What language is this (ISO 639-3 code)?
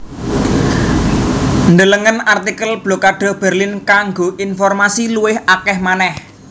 jav